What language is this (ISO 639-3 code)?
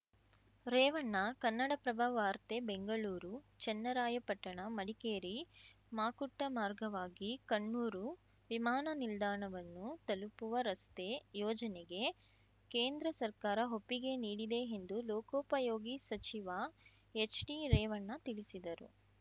kan